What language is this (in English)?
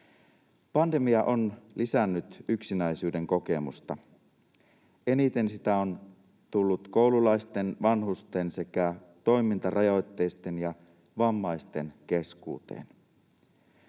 Finnish